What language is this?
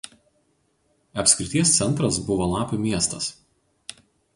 Lithuanian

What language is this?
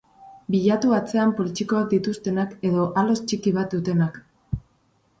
Basque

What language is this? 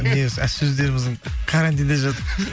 Kazakh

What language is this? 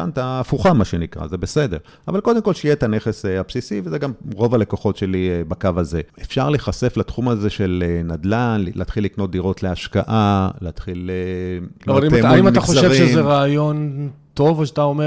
Hebrew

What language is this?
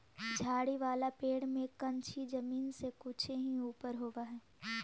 Magahi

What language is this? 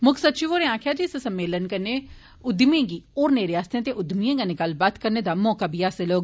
Dogri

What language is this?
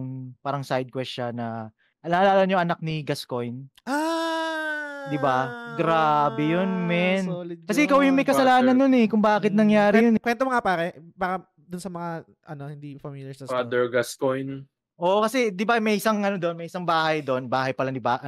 Filipino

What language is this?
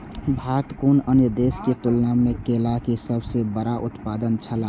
Maithili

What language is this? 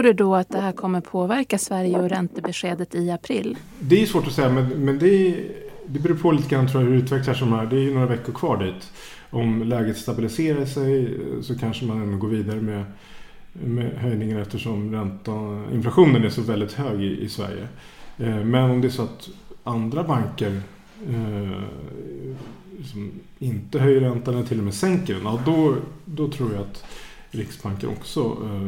Swedish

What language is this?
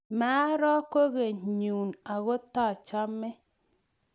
Kalenjin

